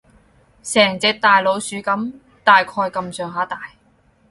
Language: Cantonese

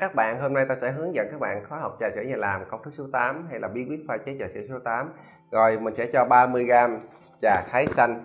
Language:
Vietnamese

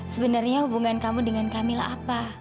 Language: Indonesian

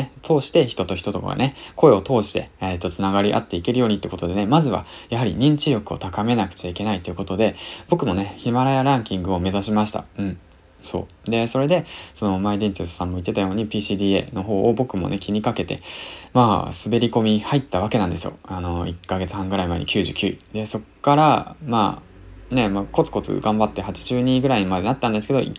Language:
Japanese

